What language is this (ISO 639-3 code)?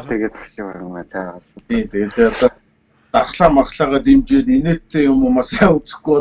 tur